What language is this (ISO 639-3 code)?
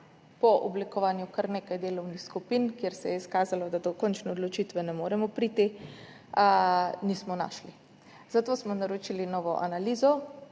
slv